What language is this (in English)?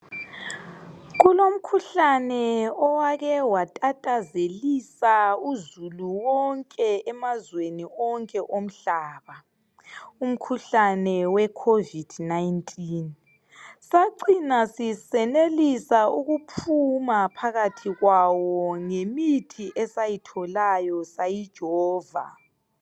North Ndebele